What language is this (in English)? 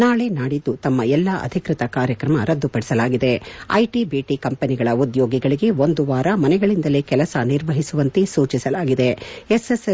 Kannada